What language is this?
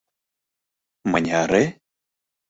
Mari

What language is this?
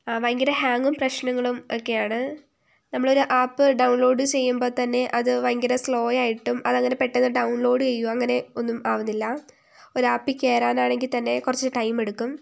Malayalam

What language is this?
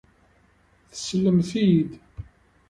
Kabyle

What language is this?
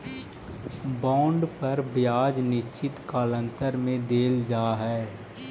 Magahi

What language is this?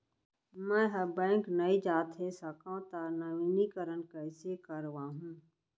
Chhattisgarhi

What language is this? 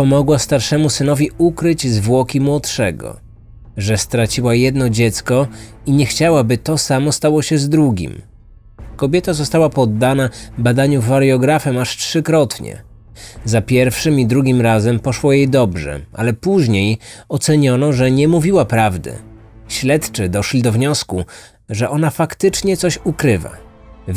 Polish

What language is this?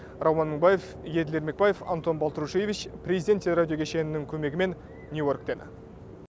Kazakh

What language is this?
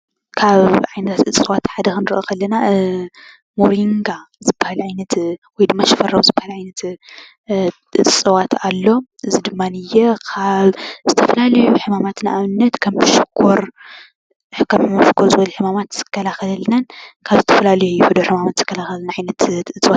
Tigrinya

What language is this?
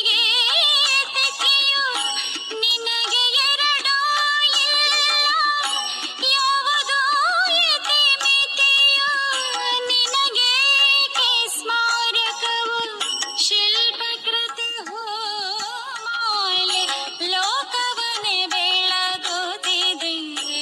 Kannada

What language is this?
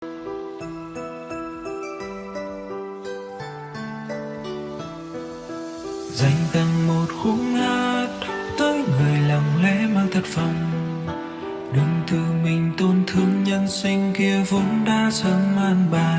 Vietnamese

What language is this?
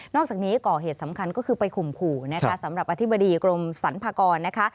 Thai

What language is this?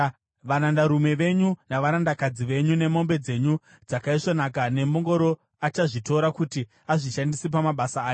Shona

